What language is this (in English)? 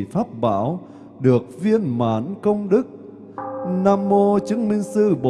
Vietnamese